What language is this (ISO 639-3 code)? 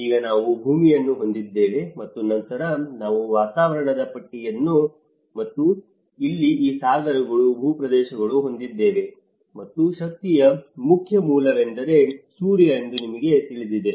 kan